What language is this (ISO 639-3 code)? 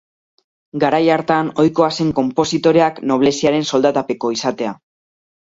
eus